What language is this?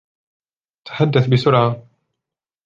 Arabic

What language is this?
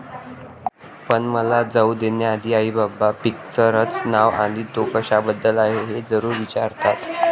Marathi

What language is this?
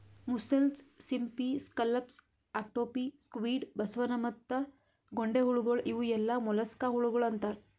Kannada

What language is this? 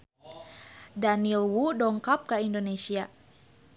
Sundanese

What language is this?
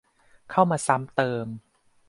Thai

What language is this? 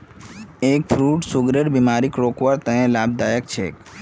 Magahi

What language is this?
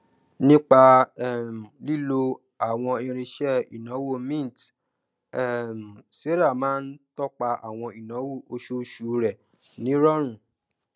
Yoruba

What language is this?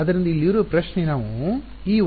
Kannada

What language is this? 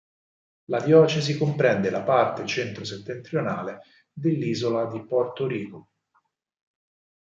Italian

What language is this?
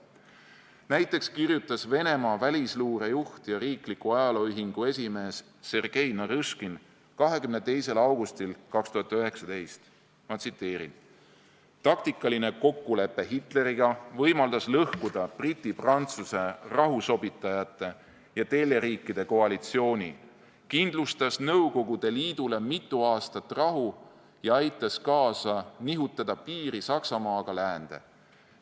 Estonian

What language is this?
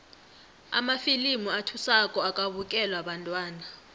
South Ndebele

